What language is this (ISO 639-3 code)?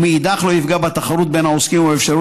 heb